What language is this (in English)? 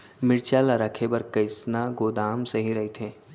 Chhattisgarhi